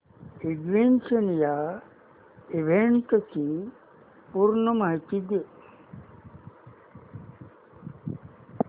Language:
Marathi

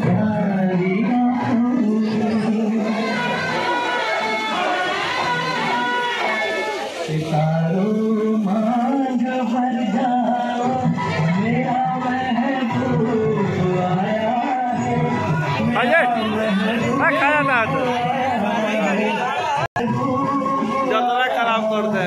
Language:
Arabic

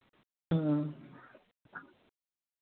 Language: Dogri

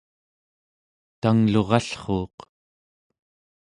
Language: Central Yupik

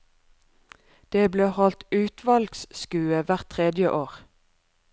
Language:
Norwegian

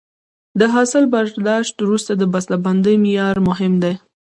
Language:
Pashto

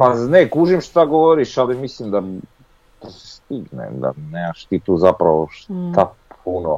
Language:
Croatian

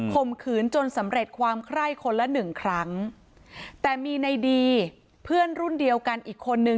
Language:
Thai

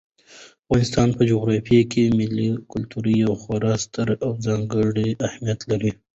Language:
Pashto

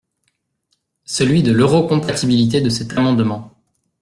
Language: French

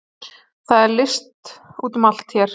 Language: Icelandic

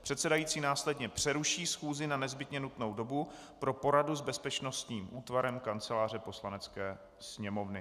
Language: Czech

